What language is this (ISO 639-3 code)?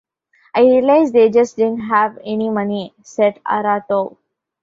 eng